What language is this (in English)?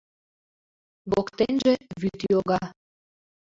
Mari